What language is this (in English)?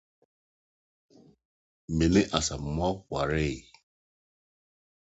Akan